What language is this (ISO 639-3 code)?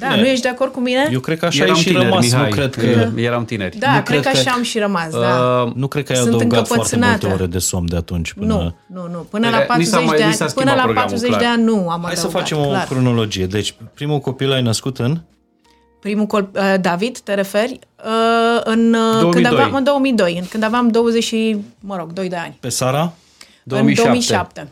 ron